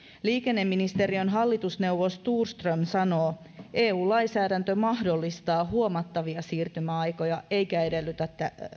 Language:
Finnish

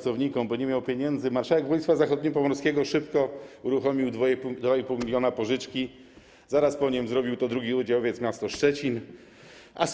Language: Polish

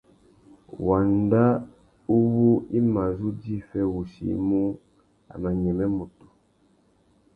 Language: Tuki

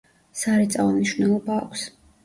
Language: Georgian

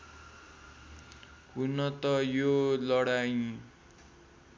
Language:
Nepali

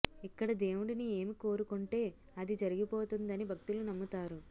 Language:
Telugu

